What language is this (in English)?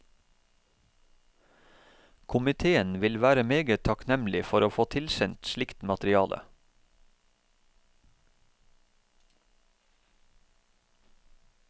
Norwegian